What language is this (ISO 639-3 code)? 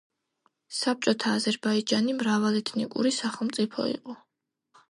kat